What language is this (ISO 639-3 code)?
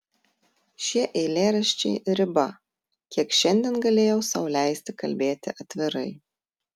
lit